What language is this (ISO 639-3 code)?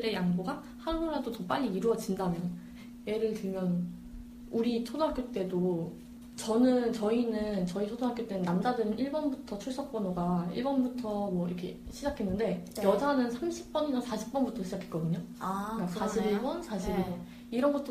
kor